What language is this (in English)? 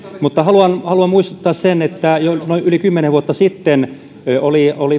Finnish